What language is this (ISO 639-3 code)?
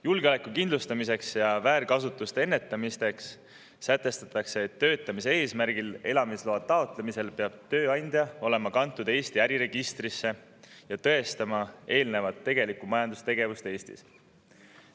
est